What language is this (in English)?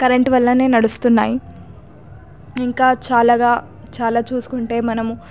Telugu